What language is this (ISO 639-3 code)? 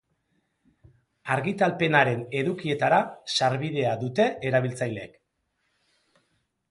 eus